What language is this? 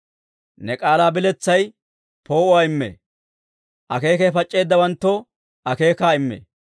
Dawro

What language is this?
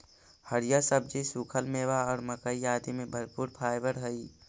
Magahi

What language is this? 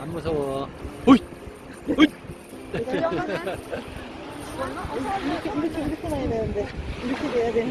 Korean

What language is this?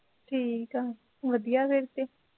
Punjabi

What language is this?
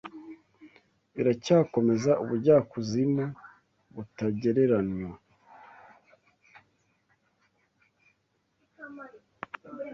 Kinyarwanda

